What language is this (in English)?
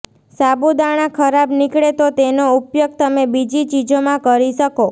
Gujarati